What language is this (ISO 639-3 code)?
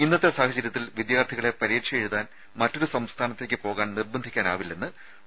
mal